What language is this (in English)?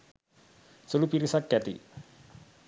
Sinhala